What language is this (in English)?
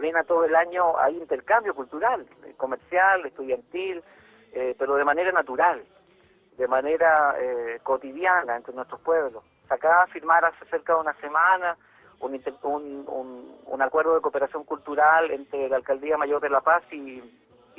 Spanish